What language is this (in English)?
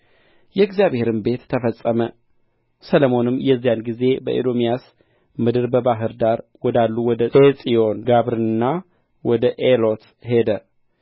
Amharic